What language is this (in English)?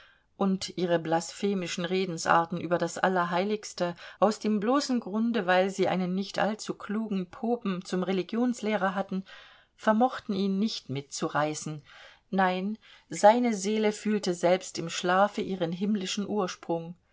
German